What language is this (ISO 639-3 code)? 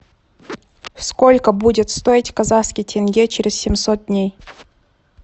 rus